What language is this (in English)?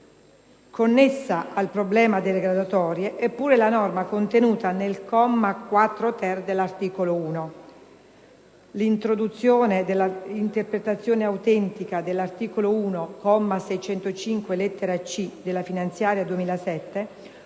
Italian